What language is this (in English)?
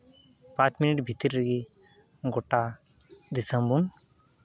Santali